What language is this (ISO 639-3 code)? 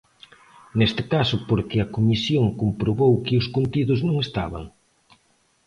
glg